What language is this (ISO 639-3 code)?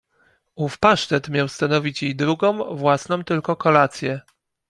pol